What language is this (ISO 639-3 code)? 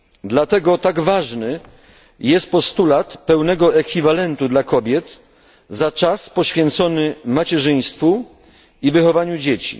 pol